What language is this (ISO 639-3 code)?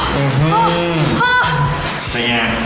tha